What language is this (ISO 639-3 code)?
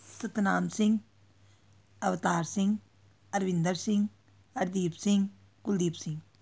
pan